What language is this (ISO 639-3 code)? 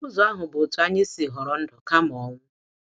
ibo